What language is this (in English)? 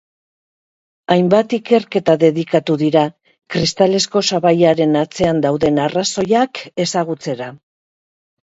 Basque